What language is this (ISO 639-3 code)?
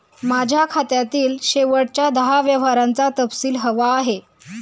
mar